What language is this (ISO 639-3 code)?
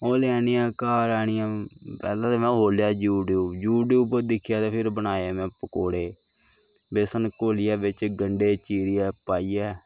doi